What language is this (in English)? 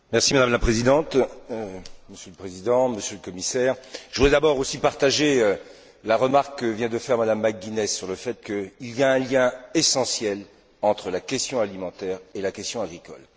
French